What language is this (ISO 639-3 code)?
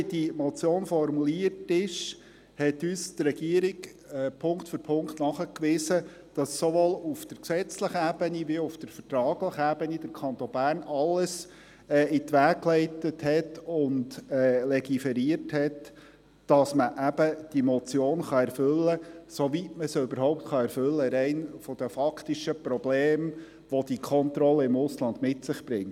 gsw